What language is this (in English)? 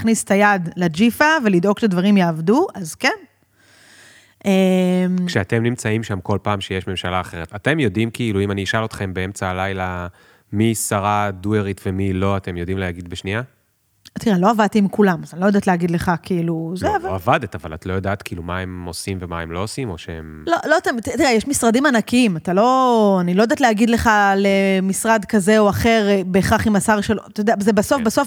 Hebrew